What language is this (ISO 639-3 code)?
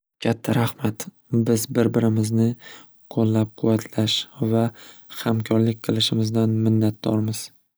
uzb